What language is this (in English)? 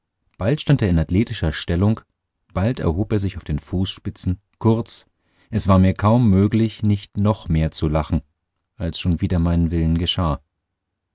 German